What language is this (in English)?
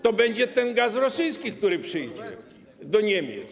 Polish